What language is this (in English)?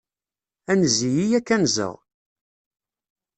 Kabyle